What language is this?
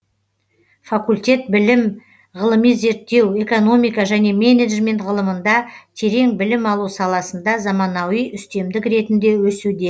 Kazakh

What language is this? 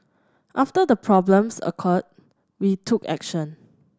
English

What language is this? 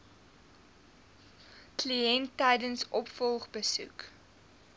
Afrikaans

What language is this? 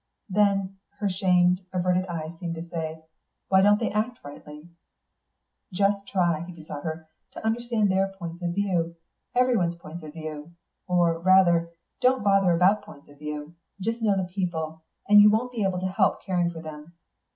English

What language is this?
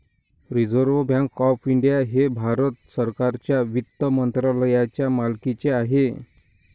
Marathi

